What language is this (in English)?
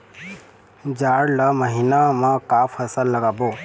Chhattisgarhi